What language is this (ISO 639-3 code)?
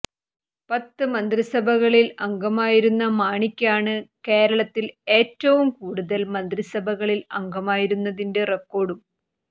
mal